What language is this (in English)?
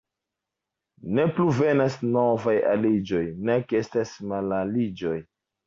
Esperanto